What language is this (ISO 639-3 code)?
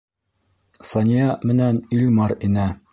bak